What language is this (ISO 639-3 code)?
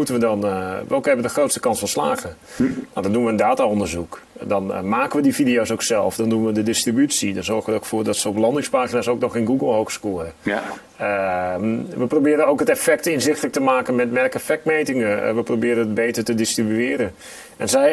nld